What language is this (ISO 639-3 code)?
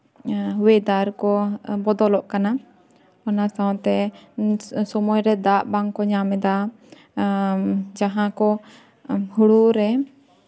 sat